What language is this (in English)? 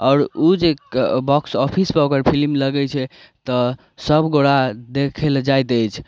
Maithili